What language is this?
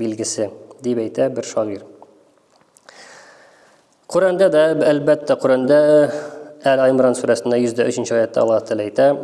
Turkish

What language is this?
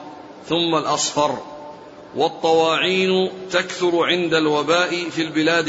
Arabic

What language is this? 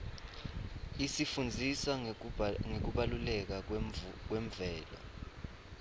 Swati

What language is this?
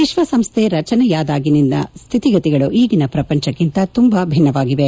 Kannada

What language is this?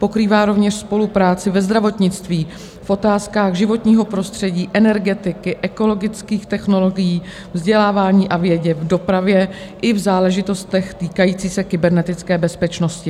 Czech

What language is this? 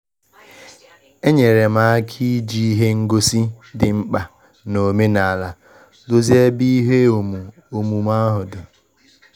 Igbo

